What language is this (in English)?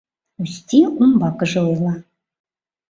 Mari